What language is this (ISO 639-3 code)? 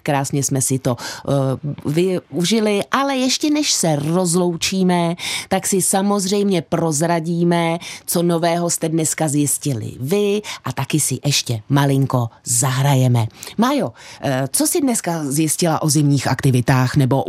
ces